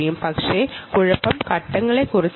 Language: Malayalam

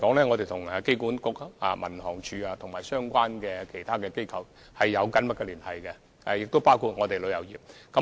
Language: Cantonese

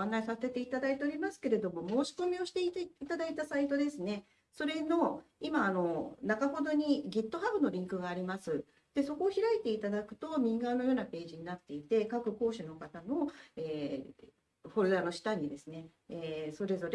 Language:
Japanese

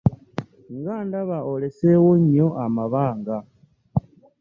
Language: Ganda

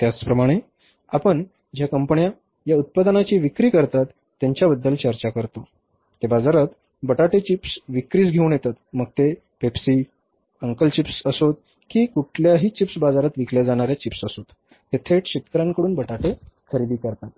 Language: Marathi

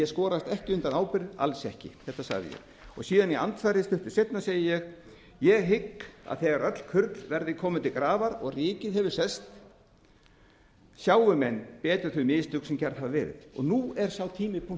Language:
Icelandic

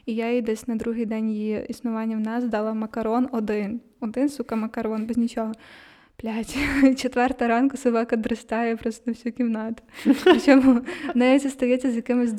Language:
Ukrainian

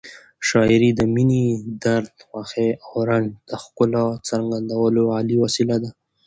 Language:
Pashto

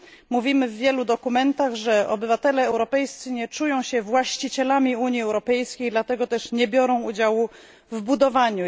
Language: Polish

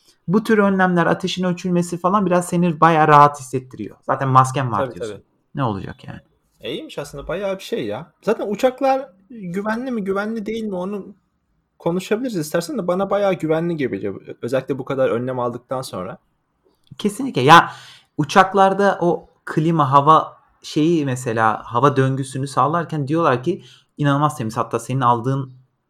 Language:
Turkish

